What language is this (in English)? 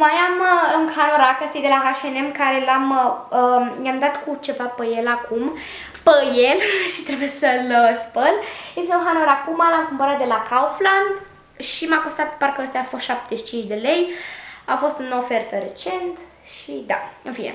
Romanian